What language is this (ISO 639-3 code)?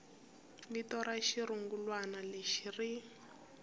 tso